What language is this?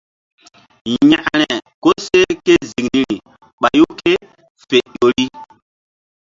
Mbum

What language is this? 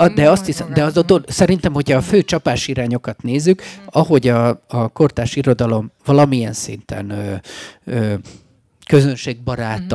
Hungarian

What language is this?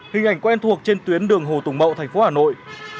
Vietnamese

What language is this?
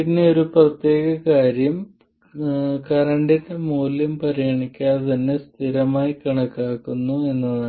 Malayalam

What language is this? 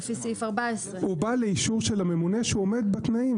Hebrew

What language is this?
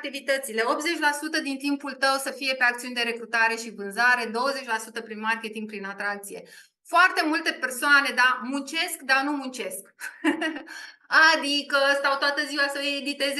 Romanian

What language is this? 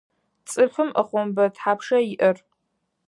Adyghe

